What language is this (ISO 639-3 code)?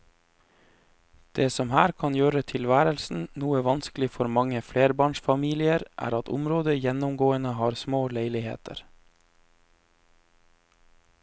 nor